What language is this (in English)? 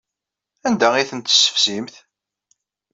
Kabyle